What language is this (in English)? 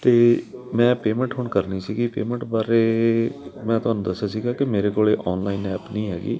Punjabi